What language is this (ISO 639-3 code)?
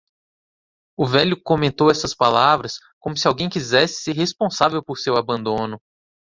por